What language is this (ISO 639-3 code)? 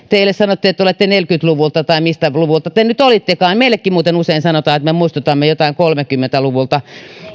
fin